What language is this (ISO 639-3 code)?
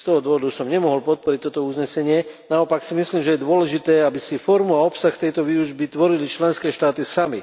slk